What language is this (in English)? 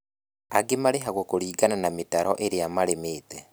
Kikuyu